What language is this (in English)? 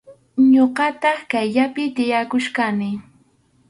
Arequipa-La Unión Quechua